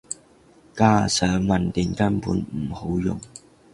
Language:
Cantonese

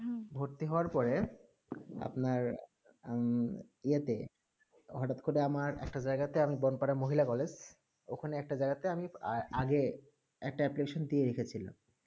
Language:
Bangla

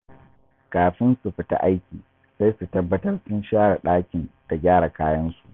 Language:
Hausa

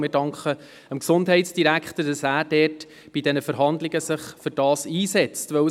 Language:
Swiss German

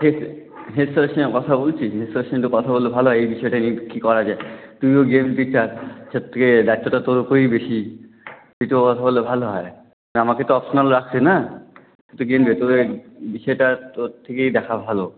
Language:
Bangla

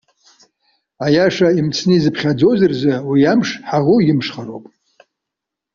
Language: Abkhazian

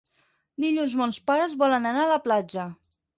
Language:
Catalan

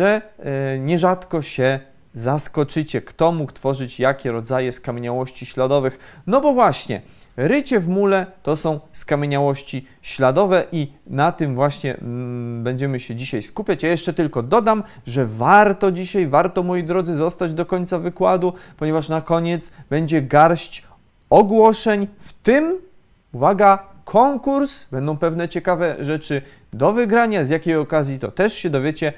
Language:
Polish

